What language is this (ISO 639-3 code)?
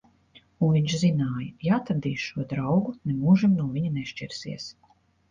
lav